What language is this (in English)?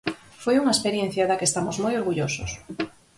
Galician